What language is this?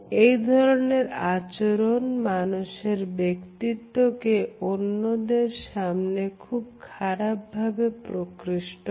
Bangla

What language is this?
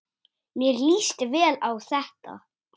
Icelandic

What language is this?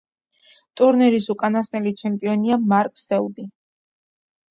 Georgian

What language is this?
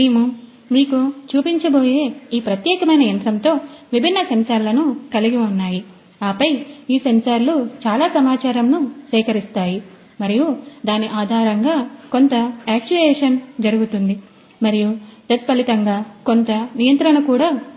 Telugu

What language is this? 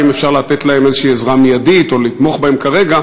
Hebrew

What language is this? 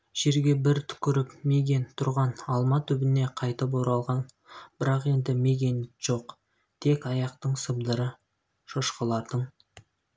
Kazakh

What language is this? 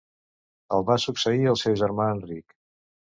Catalan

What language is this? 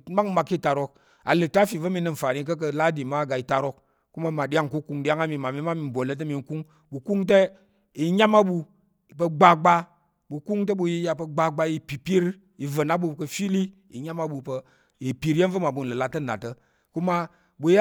Tarok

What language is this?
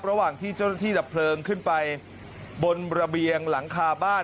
Thai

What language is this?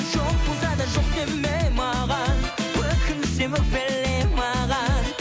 Kazakh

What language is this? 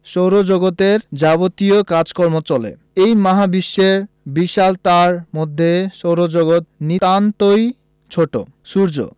Bangla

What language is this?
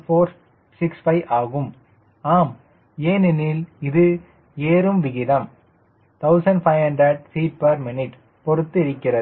Tamil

